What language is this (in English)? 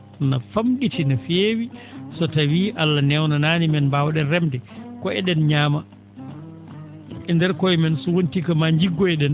Fula